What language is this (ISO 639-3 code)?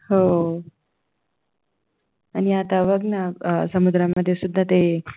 mar